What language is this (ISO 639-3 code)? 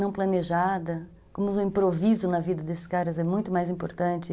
por